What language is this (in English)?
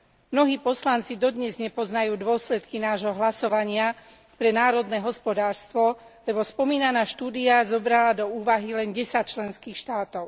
Slovak